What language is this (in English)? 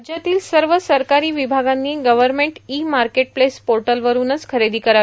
Marathi